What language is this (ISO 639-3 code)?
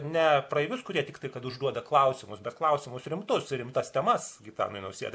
lit